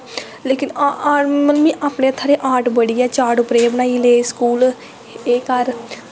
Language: Dogri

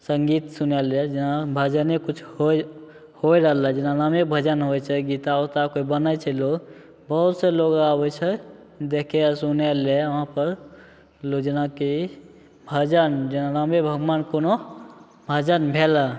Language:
Maithili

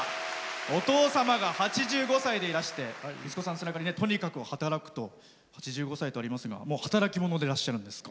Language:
Japanese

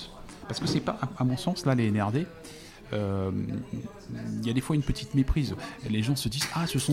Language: French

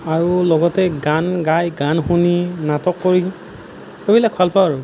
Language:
Assamese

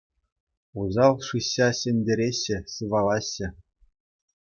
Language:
Chuvash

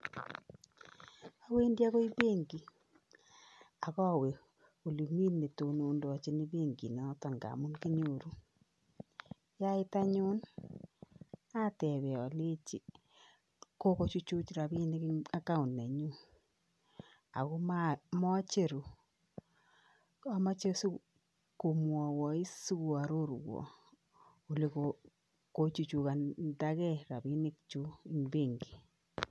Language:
Kalenjin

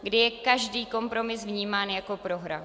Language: Czech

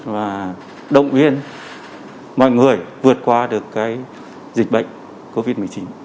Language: Vietnamese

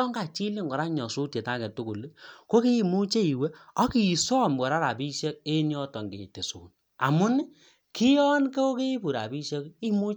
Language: Kalenjin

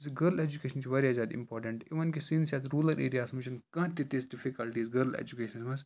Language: Kashmiri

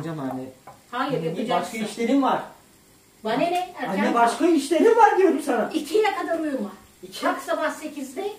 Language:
Turkish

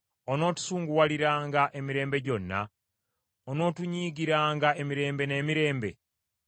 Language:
Ganda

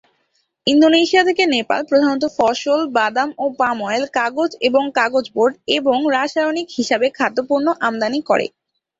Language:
Bangla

